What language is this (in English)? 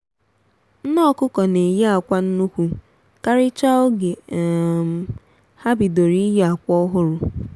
Igbo